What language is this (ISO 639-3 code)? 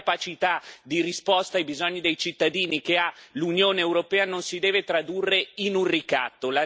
ita